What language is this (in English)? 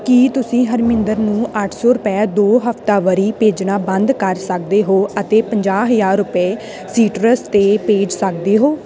Punjabi